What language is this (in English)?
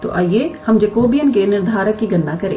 Hindi